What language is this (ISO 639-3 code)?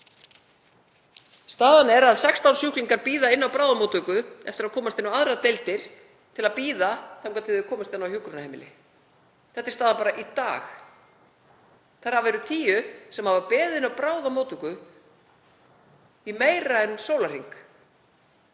isl